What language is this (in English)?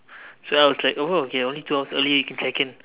English